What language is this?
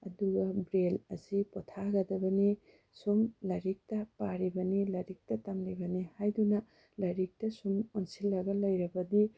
Manipuri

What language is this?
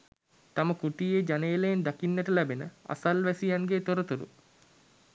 Sinhala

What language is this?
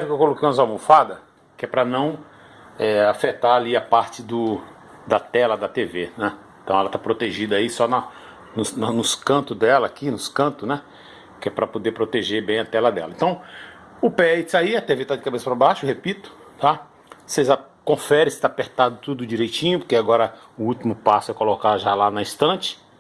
Portuguese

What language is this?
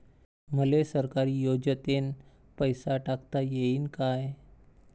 Marathi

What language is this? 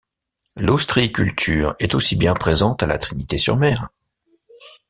French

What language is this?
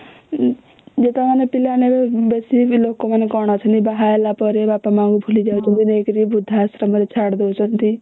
Odia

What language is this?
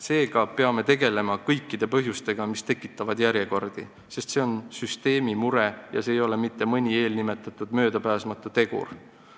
Estonian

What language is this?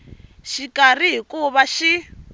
Tsonga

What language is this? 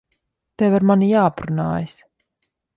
Latvian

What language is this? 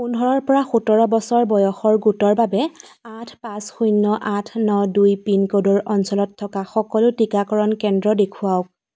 Assamese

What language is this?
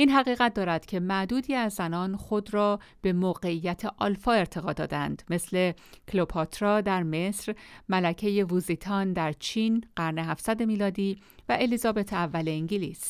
Persian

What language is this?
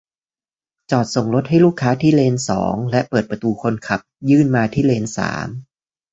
Thai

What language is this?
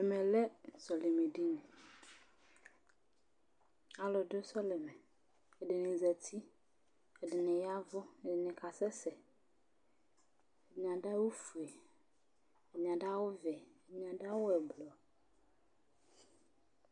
Ikposo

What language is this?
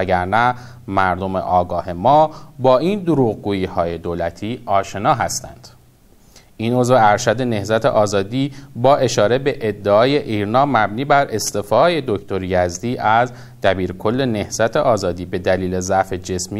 Persian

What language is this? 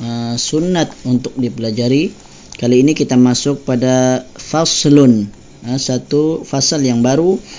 Malay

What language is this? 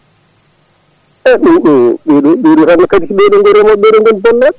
Fula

